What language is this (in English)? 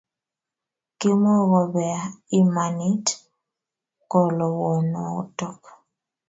Kalenjin